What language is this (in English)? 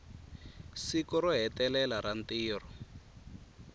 Tsonga